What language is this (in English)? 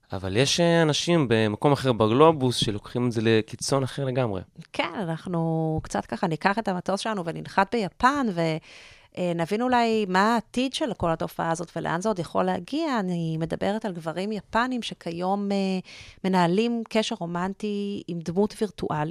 Hebrew